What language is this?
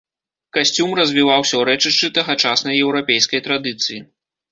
Belarusian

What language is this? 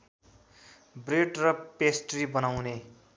Nepali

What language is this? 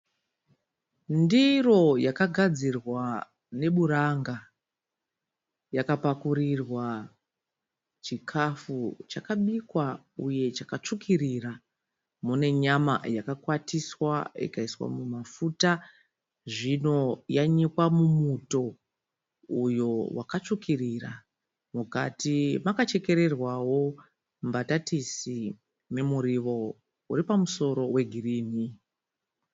Shona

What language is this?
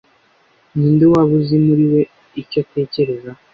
Kinyarwanda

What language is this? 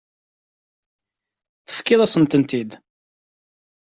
Kabyle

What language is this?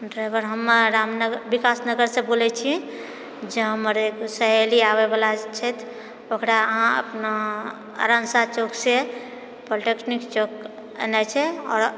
Maithili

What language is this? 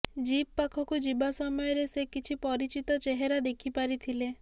Odia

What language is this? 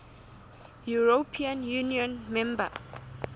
Southern Sotho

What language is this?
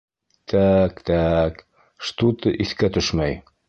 Bashkir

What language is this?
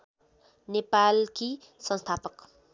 Nepali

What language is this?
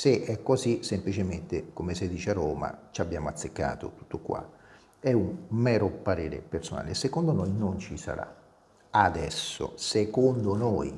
Italian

